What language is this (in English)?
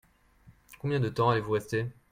French